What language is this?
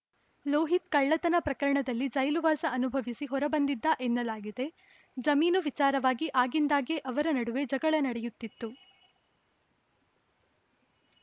Kannada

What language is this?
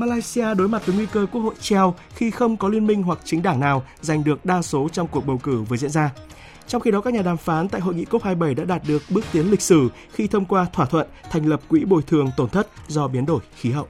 Vietnamese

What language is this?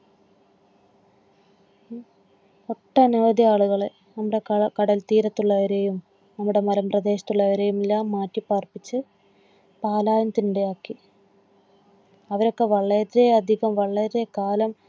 Malayalam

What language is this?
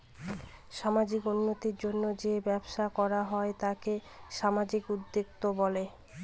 Bangla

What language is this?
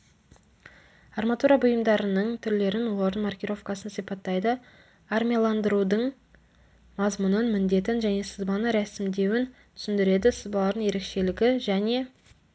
Kazakh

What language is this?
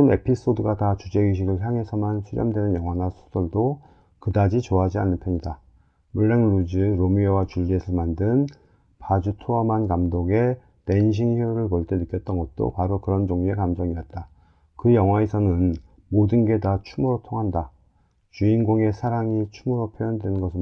Korean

